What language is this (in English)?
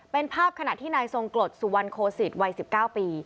Thai